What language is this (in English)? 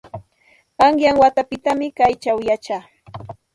Santa Ana de Tusi Pasco Quechua